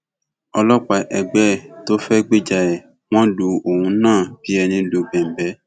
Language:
Yoruba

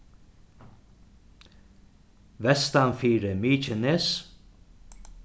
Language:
Faroese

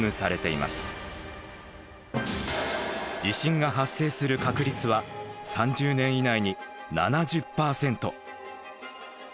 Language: Japanese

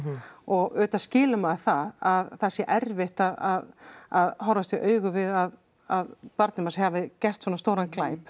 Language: Icelandic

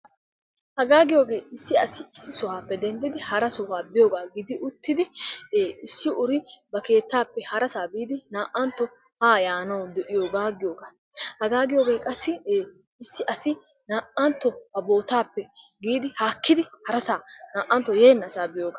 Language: Wolaytta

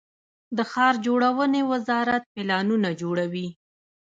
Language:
Pashto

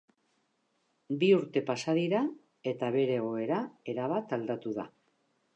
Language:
Basque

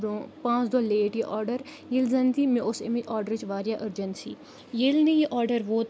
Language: Kashmiri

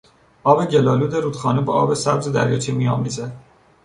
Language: Persian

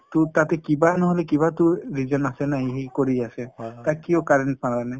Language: Assamese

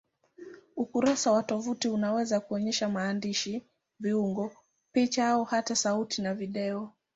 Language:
Swahili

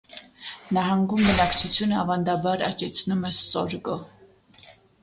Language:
Armenian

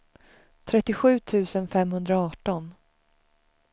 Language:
Swedish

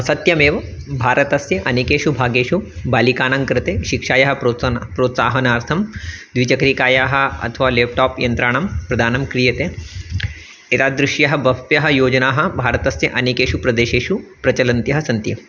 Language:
Sanskrit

